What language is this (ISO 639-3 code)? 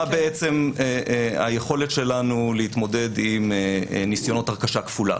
heb